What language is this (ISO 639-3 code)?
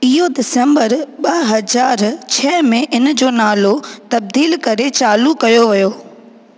snd